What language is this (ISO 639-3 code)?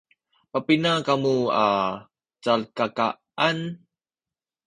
szy